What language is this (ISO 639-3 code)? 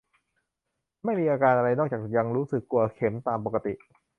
tha